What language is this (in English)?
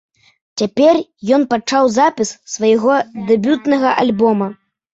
Belarusian